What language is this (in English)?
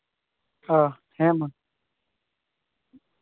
Santali